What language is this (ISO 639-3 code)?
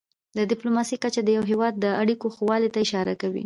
pus